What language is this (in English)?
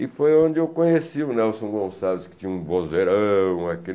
Portuguese